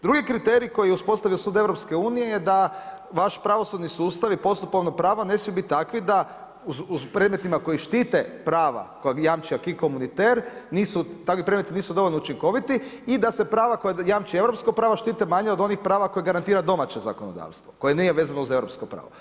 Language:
Croatian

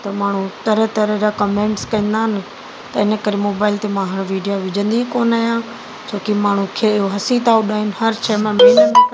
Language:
Sindhi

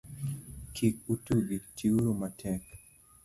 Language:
Luo (Kenya and Tanzania)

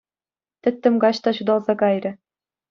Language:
Chuvash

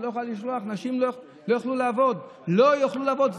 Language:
Hebrew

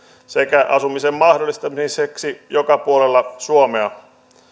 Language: Finnish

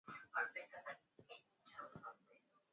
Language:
Swahili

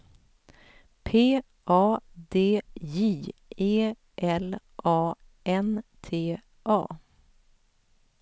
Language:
Swedish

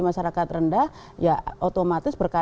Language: Indonesian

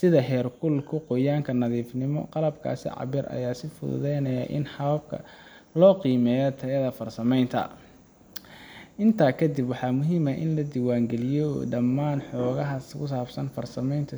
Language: Somali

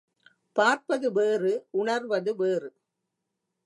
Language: Tamil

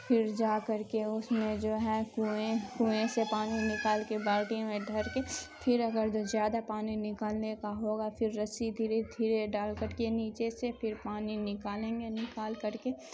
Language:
Urdu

